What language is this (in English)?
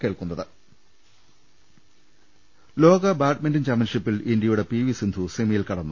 Malayalam